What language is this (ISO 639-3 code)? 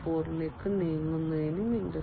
mal